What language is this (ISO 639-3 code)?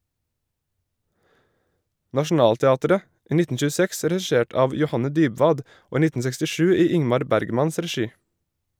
nor